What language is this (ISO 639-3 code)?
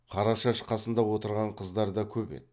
kaz